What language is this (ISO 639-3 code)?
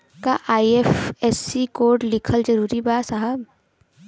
bho